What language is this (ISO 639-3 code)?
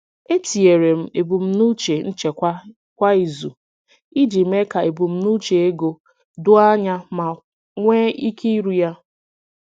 ibo